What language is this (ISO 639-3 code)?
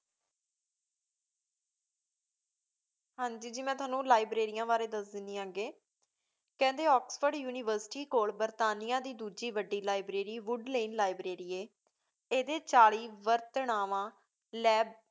pan